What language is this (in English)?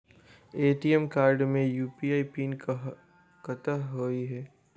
Maithili